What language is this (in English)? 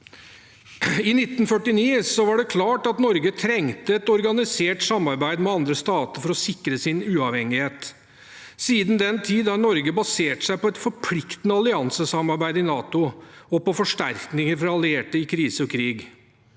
Norwegian